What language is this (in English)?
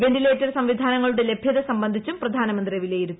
Malayalam